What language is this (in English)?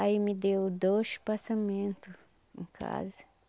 Portuguese